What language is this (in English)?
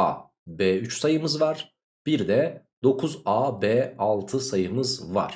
Turkish